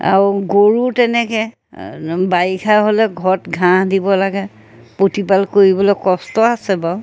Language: Assamese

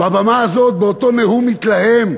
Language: Hebrew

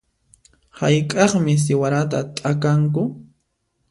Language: Puno Quechua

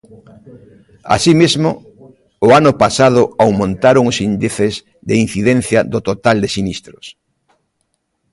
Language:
Galician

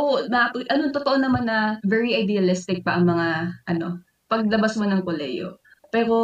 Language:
Filipino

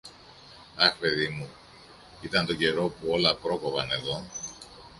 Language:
Greek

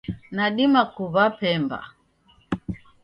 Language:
Taita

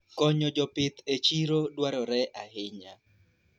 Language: Luo (Kenya and Tanzania)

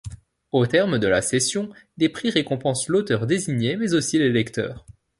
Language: French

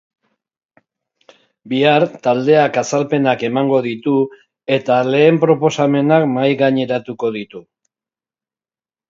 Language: Basque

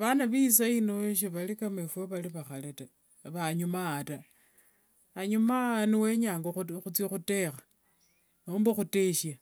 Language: Wanga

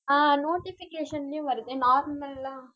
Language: Tamil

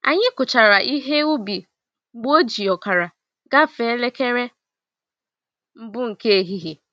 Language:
Igbo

